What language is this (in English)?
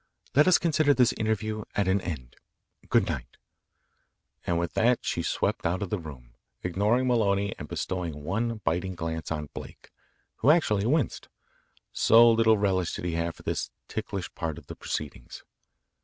English